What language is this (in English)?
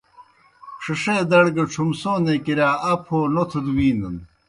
Kohistani Shina